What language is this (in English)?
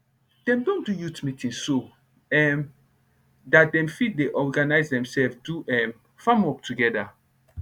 Nigerian Pidgin